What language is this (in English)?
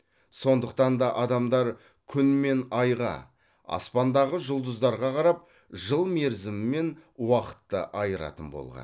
Kazakh